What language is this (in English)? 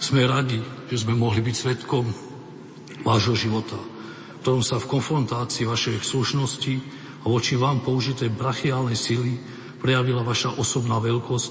Slovak